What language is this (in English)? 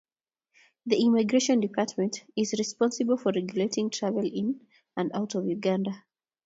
Kalenjin